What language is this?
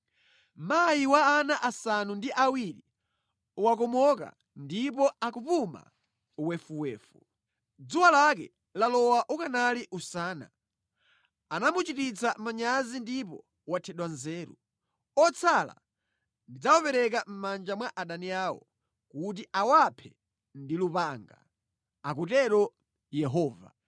Nyanja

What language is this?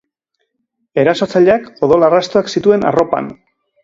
Basque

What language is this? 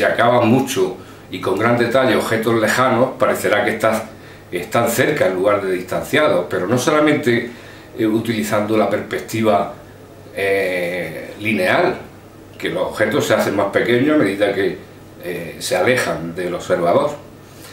Spanish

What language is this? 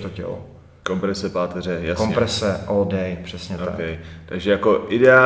Czech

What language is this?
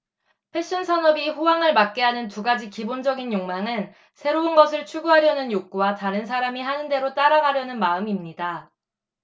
Korean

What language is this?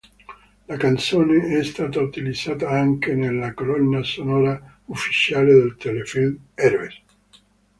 Italian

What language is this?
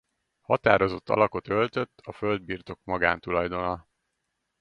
Hungarian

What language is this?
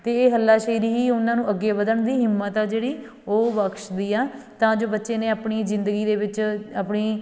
Punjabi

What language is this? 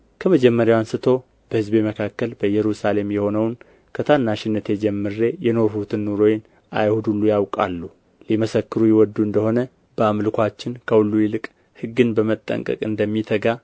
Amharic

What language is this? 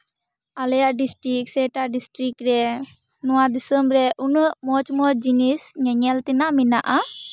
Santali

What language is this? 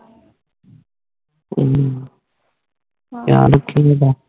Punjabi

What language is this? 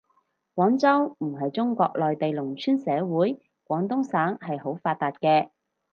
Cantonese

